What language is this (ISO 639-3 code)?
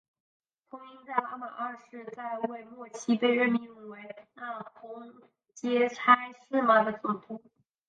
zho